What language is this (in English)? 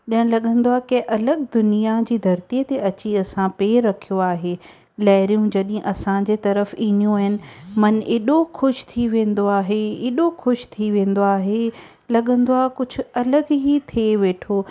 Sindhi